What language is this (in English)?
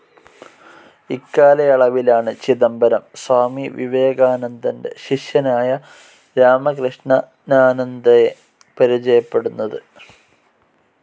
Malayalam